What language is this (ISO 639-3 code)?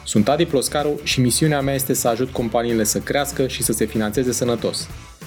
ron